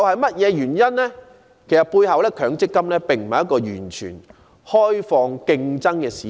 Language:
Cantonese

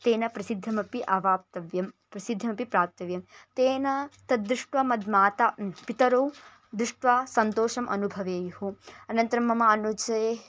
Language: Sanskrit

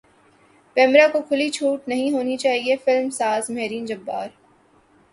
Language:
Urdu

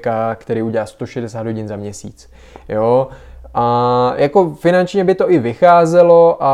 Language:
Czech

